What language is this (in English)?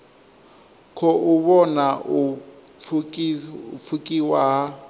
Venda